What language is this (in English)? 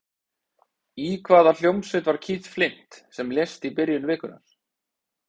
Icelandic